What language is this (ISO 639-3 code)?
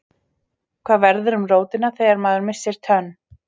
isl